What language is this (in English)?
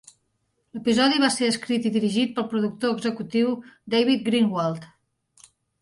Catalan